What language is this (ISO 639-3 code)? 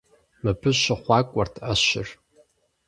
kbd